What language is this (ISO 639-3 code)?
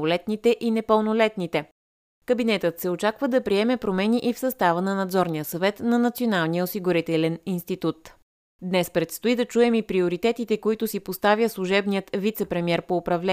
bul